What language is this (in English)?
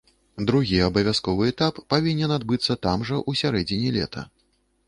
Belarusian